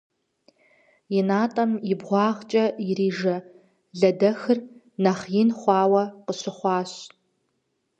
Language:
Kabardian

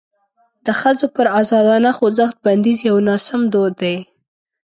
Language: Pashto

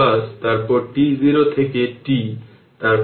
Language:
Bangla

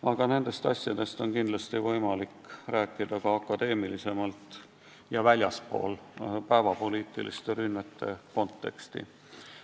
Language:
Estonian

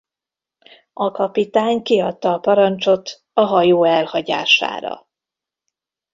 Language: Hungarian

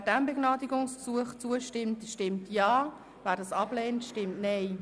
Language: Swiss German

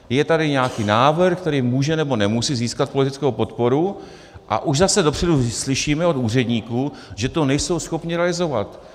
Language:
Czech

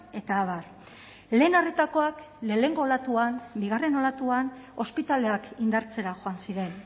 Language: Basque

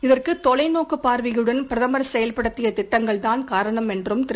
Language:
Tamil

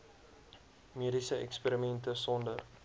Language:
Afrikaans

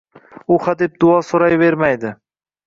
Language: Uzbek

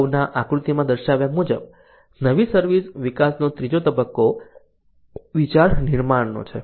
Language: Gujarati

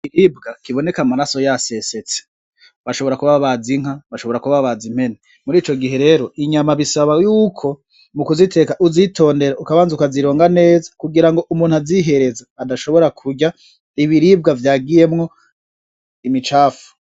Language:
Rundi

